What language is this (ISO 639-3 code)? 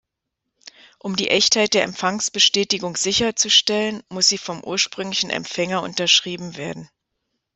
deu